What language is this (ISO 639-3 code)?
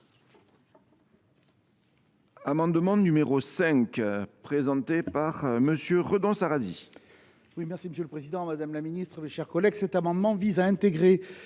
fra